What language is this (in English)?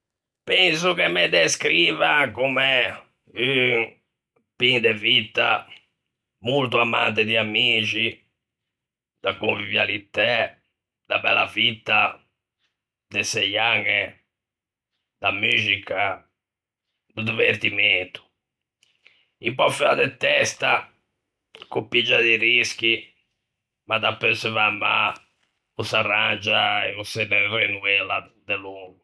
Ligurian